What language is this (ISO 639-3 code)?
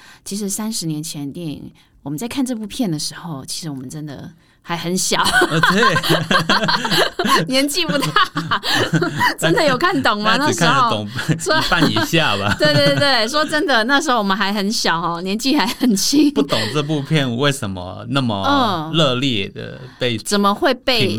zho